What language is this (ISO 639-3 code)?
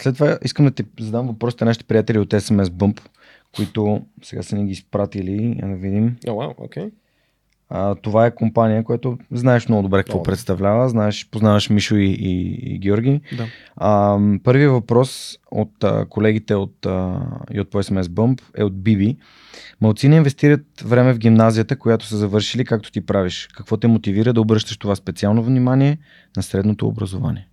bul